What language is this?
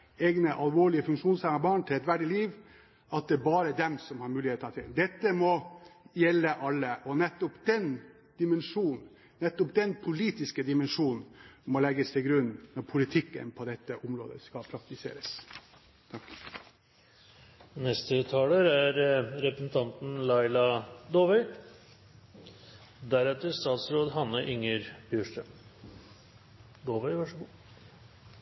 Norwegian Bokmål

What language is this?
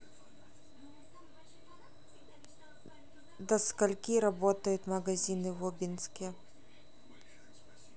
Russian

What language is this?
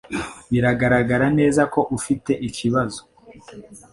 Kinyarwanda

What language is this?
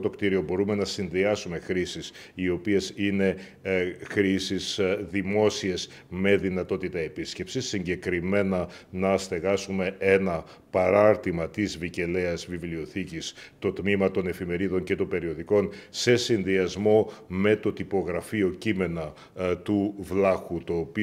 Greek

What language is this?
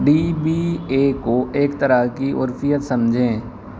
Urdu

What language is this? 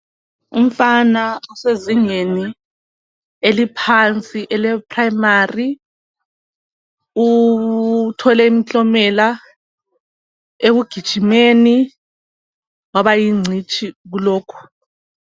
North Ndebele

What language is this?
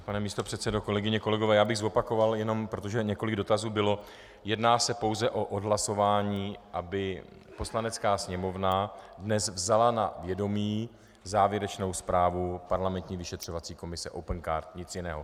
Czech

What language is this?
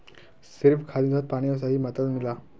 Magahi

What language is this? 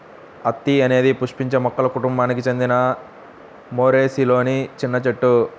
Telugu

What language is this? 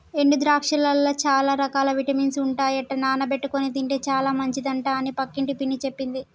Telugu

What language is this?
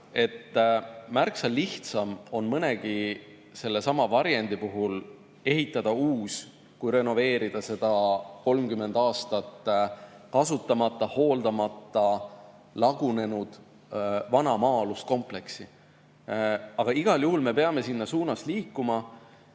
Estonian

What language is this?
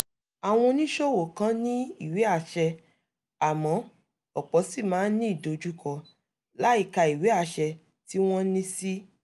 Yoruba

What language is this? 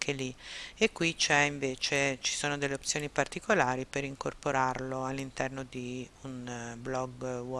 Italian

